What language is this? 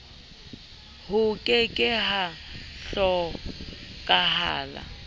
Southern Sotho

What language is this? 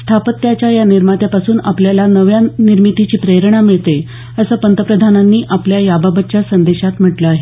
Marathi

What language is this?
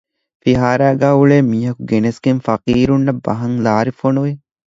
Divehi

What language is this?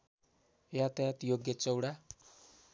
Nepali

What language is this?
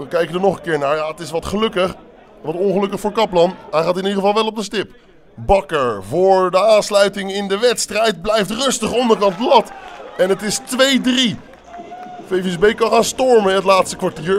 Dutch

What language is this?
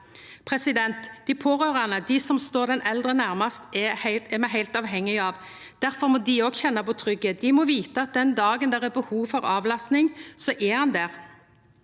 Norwegian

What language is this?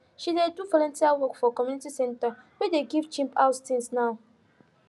Nigerian Pidgin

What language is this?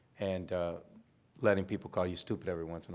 English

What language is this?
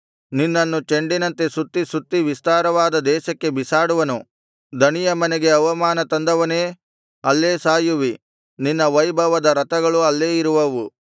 Kannada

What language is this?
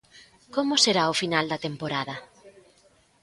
Galician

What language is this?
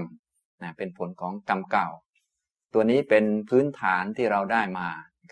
Thai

